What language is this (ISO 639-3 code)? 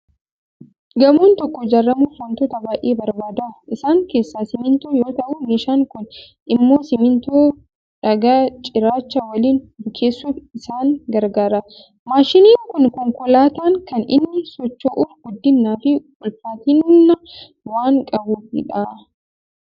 orm